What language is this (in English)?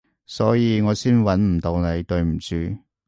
Cantonese